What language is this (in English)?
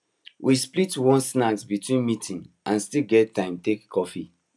Nigerian Pidgin